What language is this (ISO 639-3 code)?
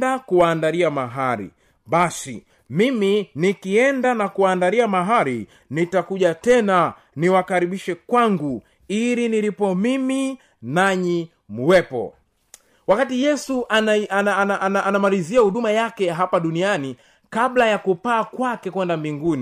swa